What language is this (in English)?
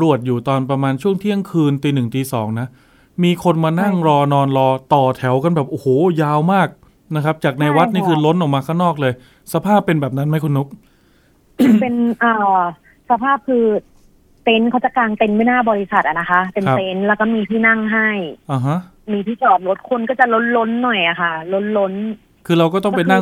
Thai